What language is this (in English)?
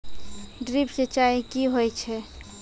Maithili